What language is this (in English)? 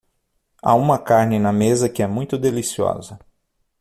Portuguese